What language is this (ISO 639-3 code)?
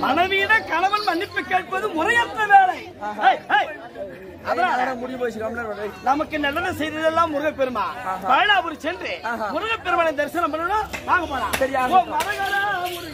ara